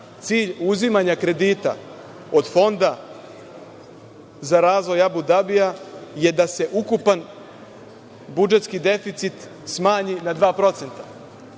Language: Serbian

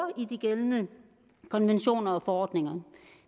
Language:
Danish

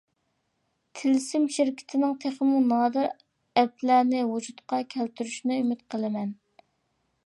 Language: Uyghur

